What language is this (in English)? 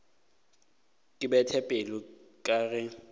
Northern Sotho